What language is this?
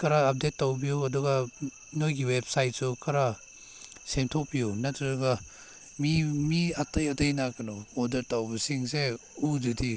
Manipuri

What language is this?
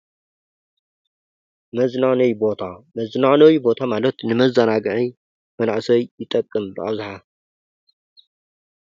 Tigrinya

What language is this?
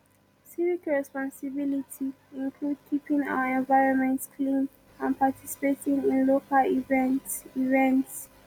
Nigerian Pidgin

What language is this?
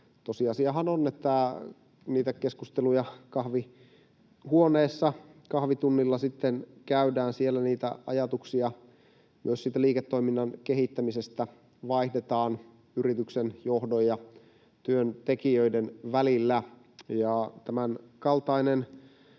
Finnish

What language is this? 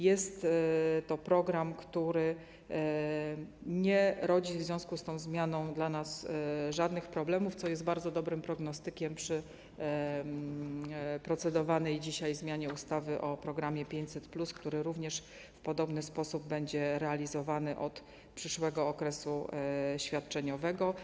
Polish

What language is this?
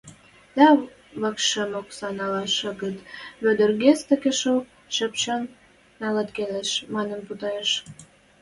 Western Mari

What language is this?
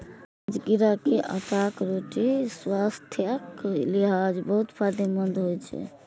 Maithili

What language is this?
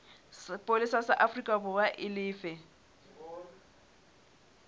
Southern Sotho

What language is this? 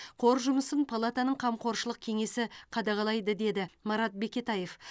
Kazakh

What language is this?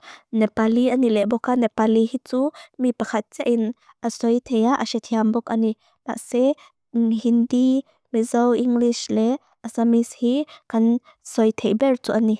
Mizo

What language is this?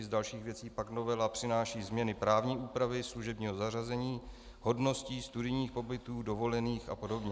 Czech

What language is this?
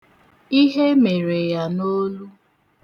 Igbo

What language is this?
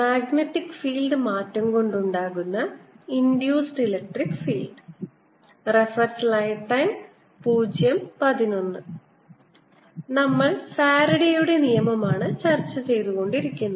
Malayalam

